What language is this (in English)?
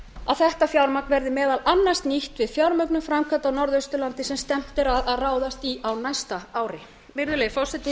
Icelandic